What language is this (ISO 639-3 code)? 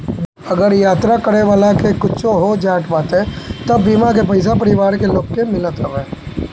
bho